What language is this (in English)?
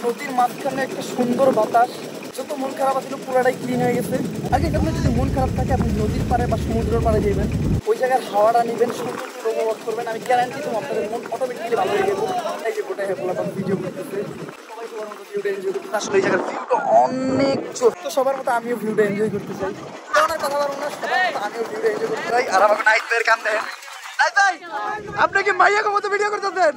Hindi